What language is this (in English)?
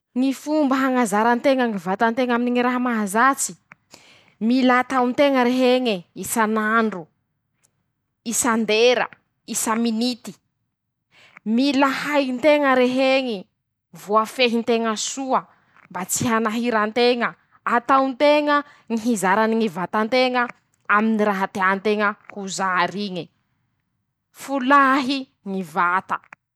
Masikoro Malagasy